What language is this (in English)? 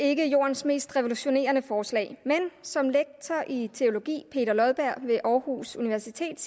Danish